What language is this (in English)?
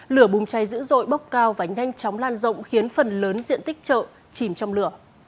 Vietnamese